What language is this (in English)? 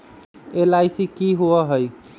Magahi